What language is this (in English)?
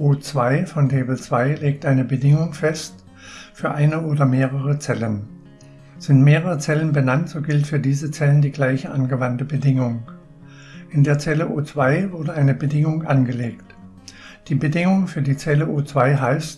German